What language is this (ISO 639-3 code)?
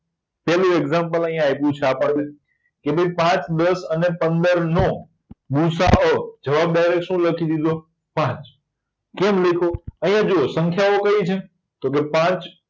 guj